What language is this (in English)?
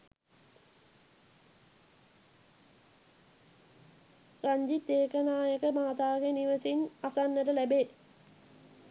Sinhala